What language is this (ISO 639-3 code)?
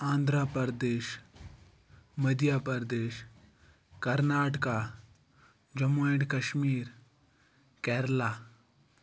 kas